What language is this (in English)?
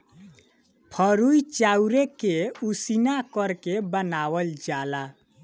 Bhojpuri